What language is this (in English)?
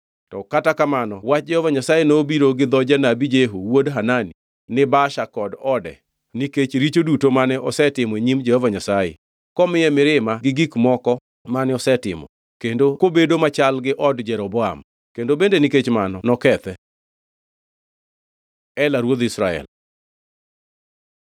Luo (Kenya and Tanzania)